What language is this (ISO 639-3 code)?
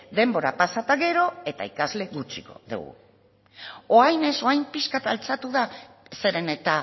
eus